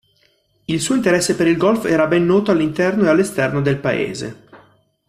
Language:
Italian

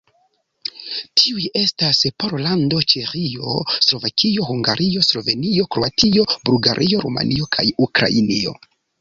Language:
Esperanto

